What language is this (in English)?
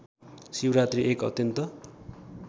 Nepali